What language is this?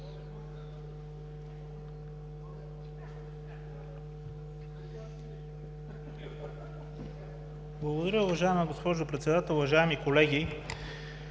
Bulgarian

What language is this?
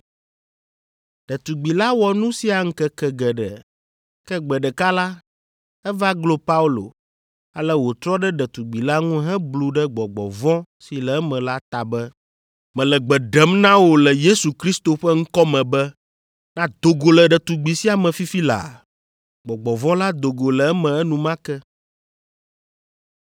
Ewe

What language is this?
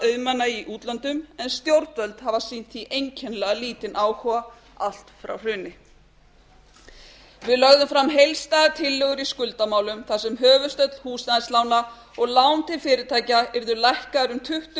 Icelandic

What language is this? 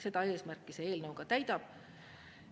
Estonian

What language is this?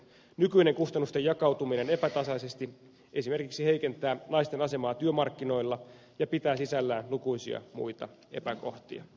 Finnish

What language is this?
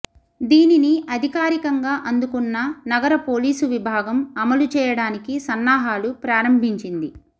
Telugu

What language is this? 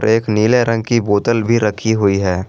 Hindi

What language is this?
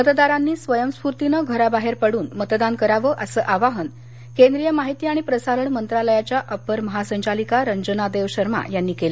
Marathi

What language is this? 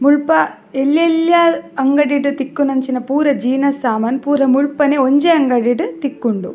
Tulu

